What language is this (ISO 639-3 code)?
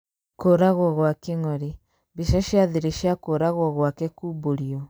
kik